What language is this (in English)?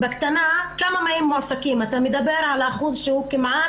Hebrew